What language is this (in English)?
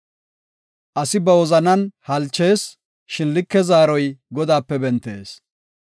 Gofa